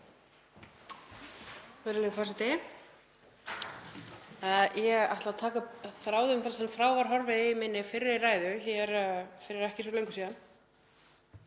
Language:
Icelandic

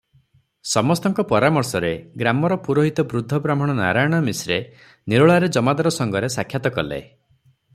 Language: Odia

